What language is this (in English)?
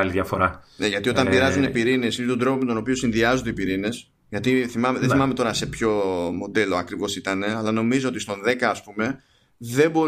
Greek